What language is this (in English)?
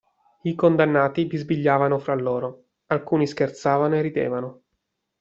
Italian